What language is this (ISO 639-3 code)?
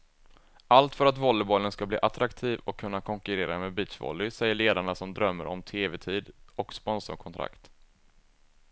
swe